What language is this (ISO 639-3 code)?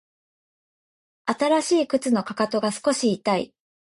jpn